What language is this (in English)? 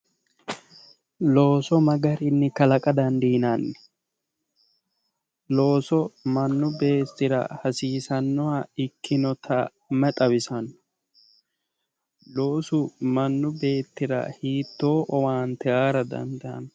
Sidamo